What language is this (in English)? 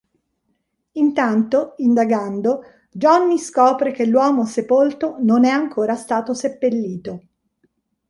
Italian